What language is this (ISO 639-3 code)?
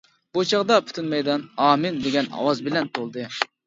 uig